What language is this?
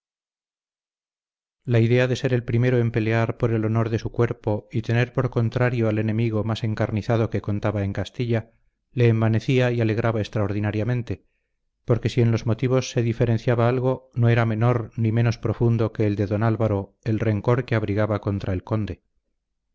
Spanish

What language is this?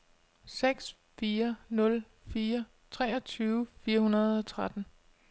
Danish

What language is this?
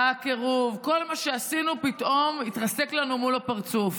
Hebrew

